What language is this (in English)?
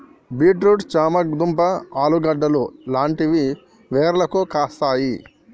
Telugu